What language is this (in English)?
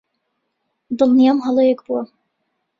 Central Kurdish